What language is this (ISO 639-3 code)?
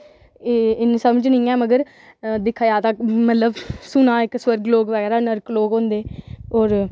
doi